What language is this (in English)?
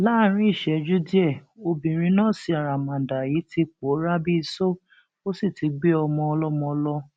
Yoruba